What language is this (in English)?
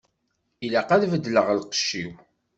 Kabyle